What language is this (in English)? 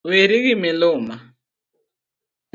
Luo (Kenya and Tanzania)